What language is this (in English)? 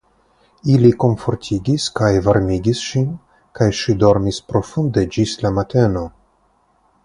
Esperanto